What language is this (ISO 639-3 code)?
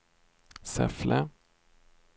swe